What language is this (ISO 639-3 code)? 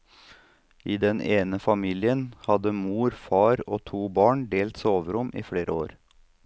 nor